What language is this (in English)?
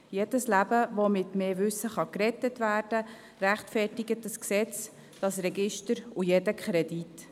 Swiss German